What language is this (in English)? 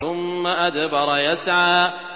Arabic